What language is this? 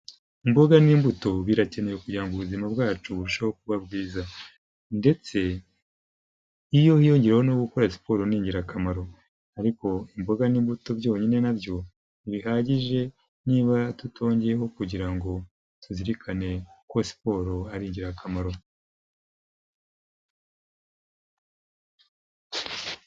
Kinyarwanda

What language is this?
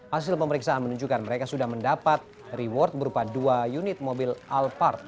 Indonesian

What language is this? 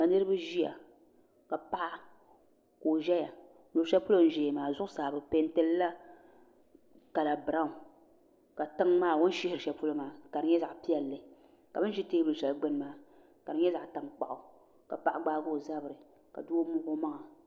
Dagbani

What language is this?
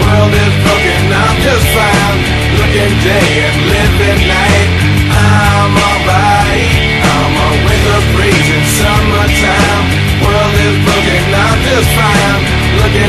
English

